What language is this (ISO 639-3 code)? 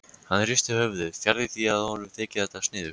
isl